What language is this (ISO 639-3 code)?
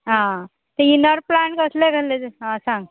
kok